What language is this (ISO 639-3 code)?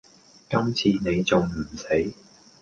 yue